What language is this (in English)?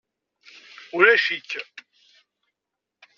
Kabyle